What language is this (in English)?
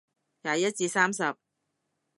Cantonese